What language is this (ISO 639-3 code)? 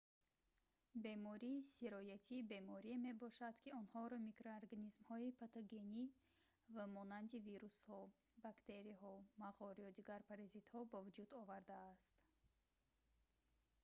tgk